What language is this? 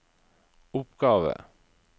Norwegian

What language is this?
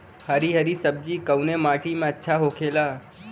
Bhojpuri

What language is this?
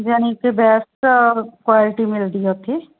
Punjabi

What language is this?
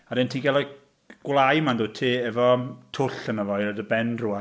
Welsh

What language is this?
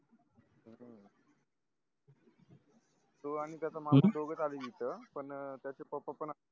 Marathi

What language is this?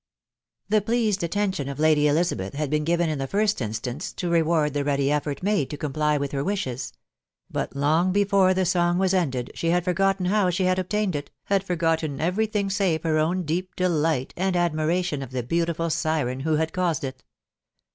English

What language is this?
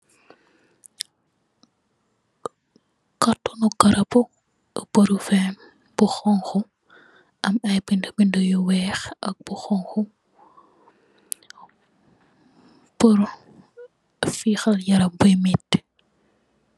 Wolof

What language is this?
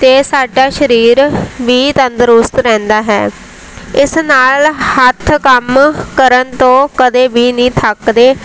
Punjabi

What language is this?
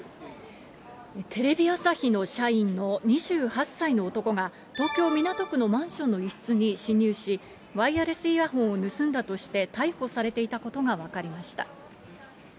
Japanese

